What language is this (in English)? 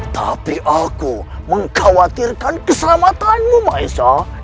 Indonesian